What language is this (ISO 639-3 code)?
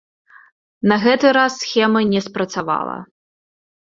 bel